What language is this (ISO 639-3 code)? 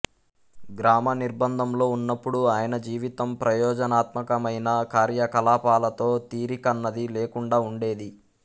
tel